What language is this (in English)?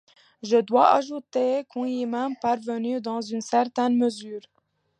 French